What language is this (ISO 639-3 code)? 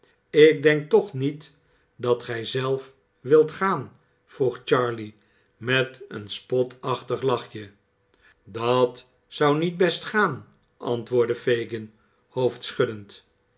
nld